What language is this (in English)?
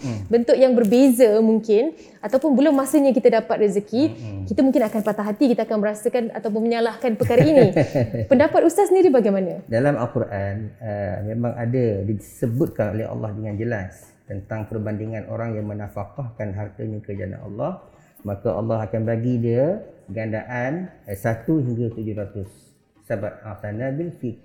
Malay